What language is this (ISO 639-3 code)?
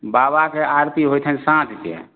mai